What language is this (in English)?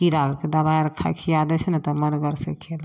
Maithili